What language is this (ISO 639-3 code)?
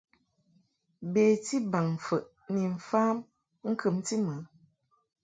mhk